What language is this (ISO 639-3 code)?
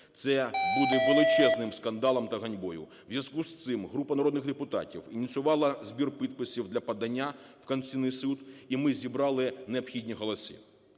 ukr